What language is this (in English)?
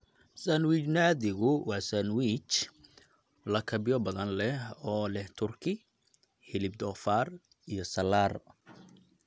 Somali